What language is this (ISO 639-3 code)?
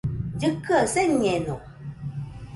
hux